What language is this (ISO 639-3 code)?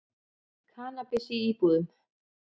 isl